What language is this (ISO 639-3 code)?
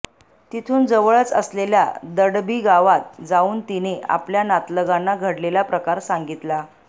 mar